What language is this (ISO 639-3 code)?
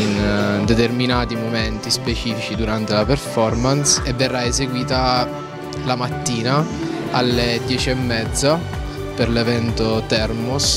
ita